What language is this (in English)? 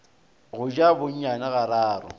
Northern Sotho